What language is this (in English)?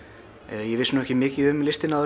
Icelandic